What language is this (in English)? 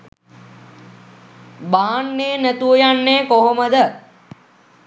Sinhala